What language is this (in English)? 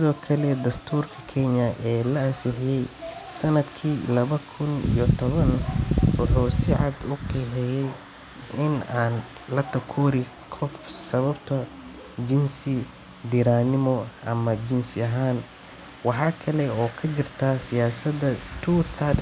Somali